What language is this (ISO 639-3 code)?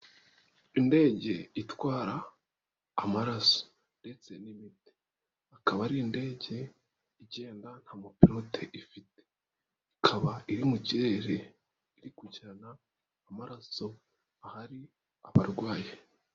kin